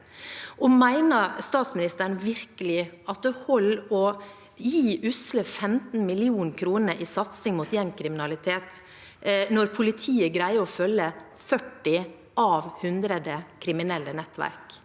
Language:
Norwegian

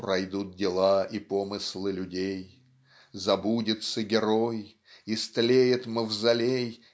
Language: Russian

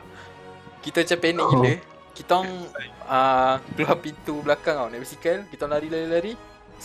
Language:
Malay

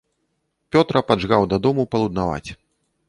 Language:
Belarusian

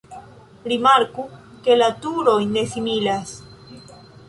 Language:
Esperanto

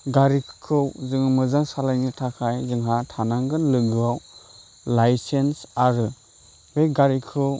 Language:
Bodo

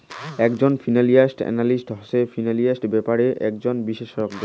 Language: Bangla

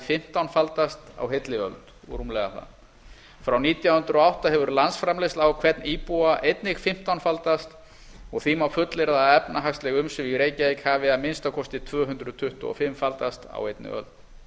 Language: Icelandic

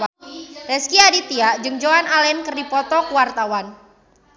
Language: Sundanese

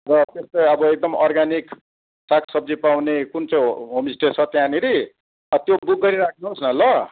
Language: Nepali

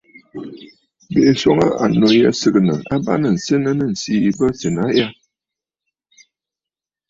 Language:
Bafut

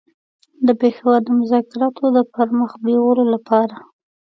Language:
Pashto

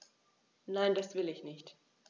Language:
German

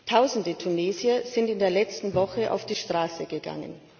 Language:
German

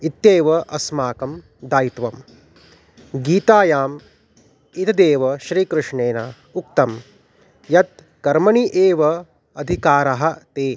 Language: Sanskrit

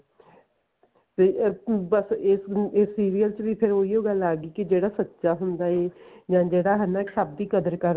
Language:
Punjabi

